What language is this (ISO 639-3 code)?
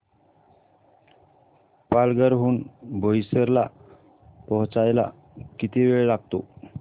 mar